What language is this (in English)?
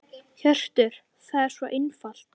Icelandic